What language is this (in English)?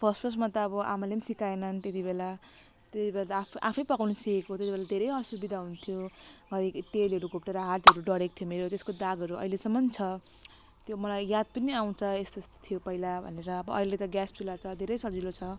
Nepali